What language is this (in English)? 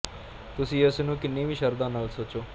Punjabi